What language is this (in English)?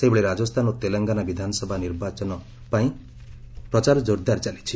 Odia